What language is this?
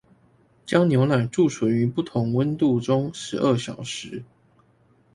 Chinese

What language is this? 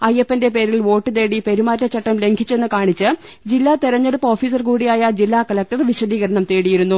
Malayalam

